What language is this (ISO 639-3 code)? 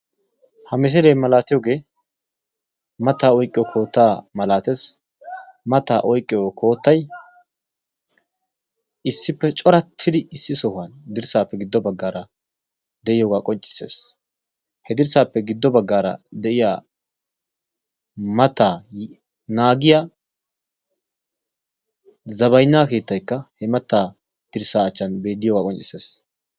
wal